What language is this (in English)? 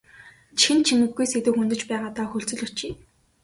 Mongolian